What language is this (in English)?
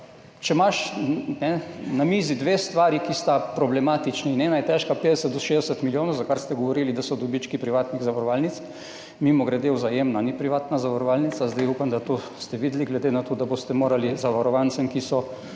Slovenian